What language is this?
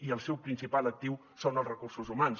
Catalan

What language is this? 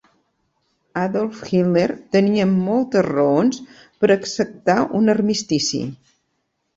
Catalan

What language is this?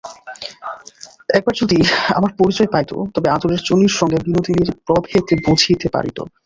Bangla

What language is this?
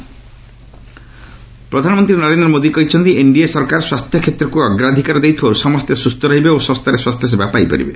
Odia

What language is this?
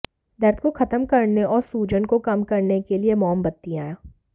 Hindi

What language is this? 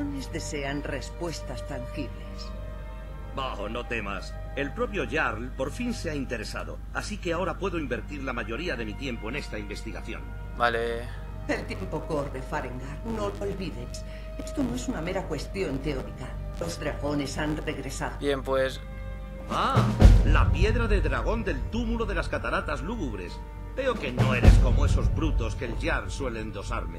Spanish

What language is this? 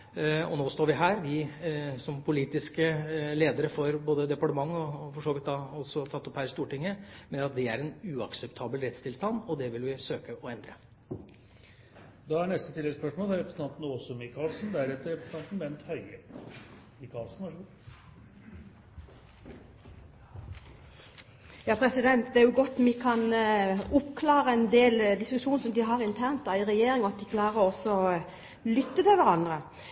Norwegian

